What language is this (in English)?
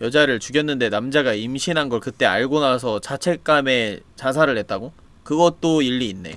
Korean